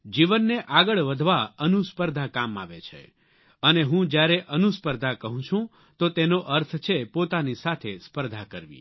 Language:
Gujarati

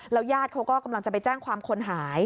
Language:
Thai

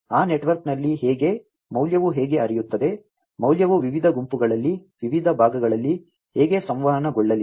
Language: Kannada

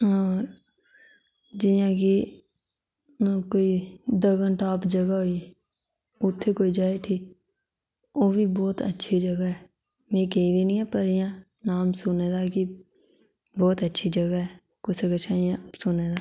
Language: Dogri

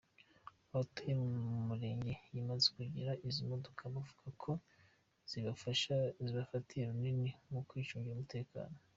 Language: Kinyarwanda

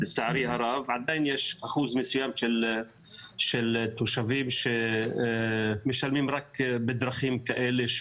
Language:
Hebrew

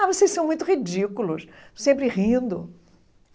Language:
Portuguese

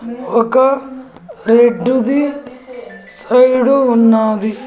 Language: Telugu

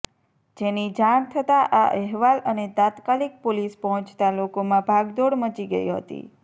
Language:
Gujarati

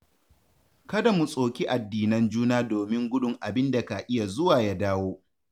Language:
Hausa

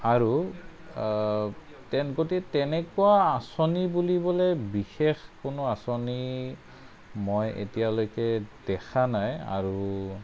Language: Assamese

